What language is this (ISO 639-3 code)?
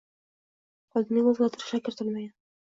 uzb